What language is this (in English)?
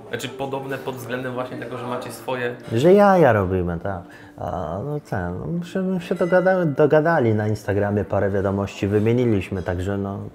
Polish